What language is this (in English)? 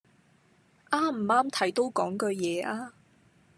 Cantonese